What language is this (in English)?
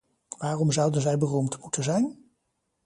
Dutch